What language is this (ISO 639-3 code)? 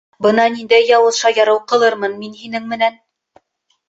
bak